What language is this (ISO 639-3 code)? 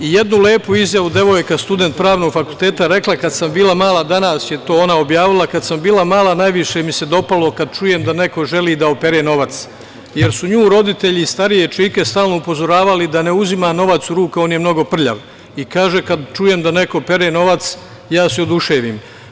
srp